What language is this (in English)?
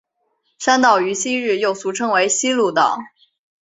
Chinese